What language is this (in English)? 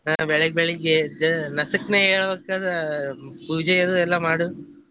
Kannada